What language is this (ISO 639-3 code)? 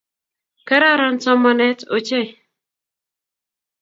kln